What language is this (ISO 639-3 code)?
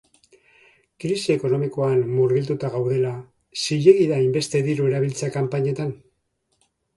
eus